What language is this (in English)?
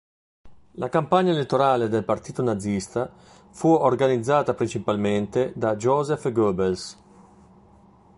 Italian